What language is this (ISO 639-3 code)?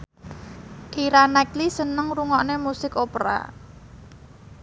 jav